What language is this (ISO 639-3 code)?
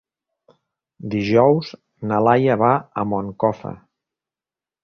cat